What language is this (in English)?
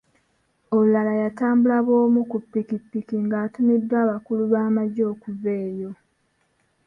Ganda